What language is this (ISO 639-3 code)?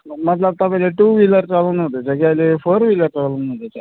nep